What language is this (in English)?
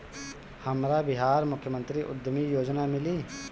Bhojpuri